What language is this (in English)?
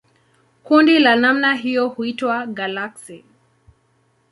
Swahili